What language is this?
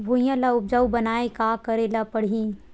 Chhattisgarhi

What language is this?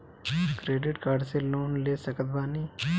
Bhojpuri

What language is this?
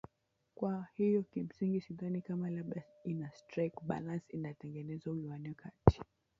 Swahili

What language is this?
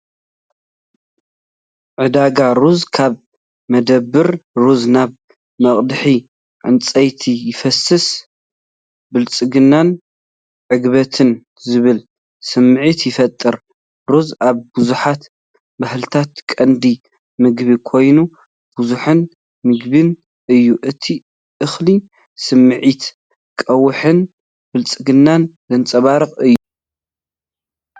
Tigrinya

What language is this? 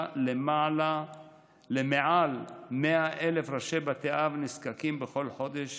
Hebrew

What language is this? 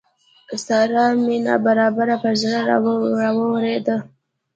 Pashto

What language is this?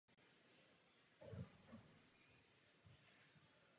Czech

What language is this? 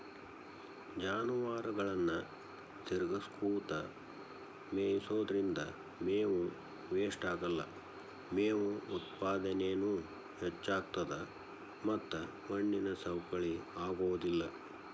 Kannada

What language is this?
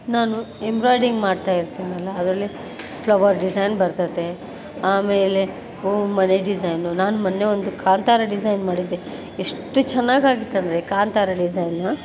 Kannada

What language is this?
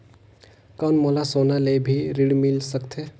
Chhattisgarhi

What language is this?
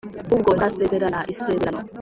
Kinyarwanda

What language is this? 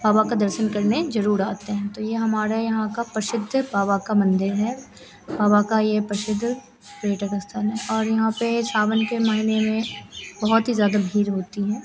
Hindi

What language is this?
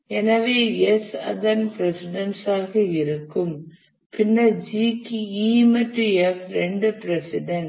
Tamil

